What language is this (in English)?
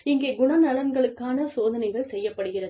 Tamil